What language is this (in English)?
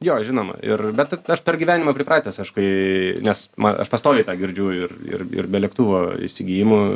Lithuanian